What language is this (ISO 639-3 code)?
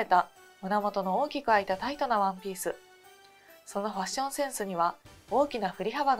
jpn